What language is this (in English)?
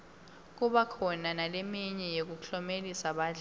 Swati